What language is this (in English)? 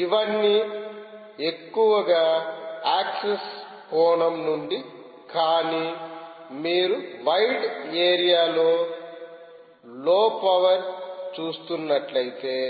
Telugu